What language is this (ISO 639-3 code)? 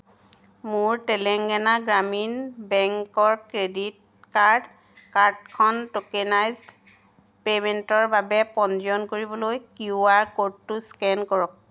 asm